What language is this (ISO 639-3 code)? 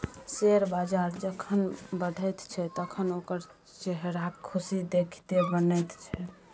mai